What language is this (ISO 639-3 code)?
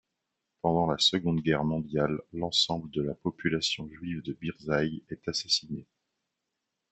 fra